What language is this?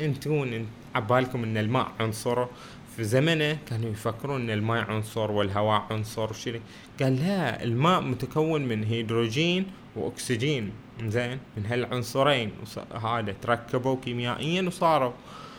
Arabic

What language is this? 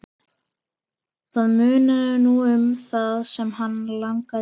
Icelandic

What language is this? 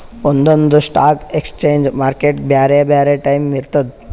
Kannada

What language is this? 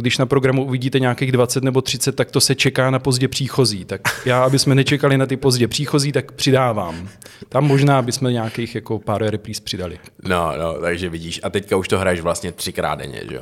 Czech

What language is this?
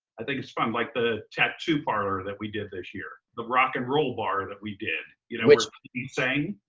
English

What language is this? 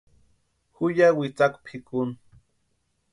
Western Highland Purepecha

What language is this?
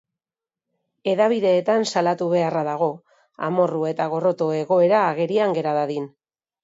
Basque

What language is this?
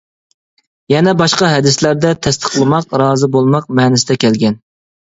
Uyghur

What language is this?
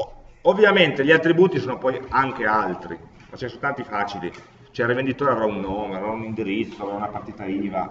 Italian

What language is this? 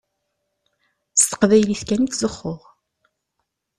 Kabyle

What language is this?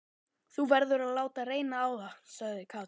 Icelandic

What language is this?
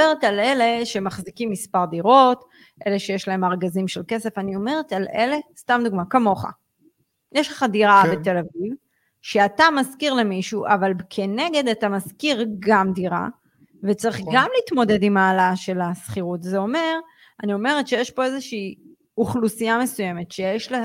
Hebrew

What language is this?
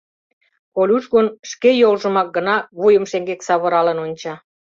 Mari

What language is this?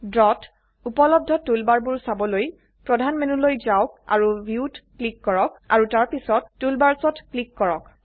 Assamese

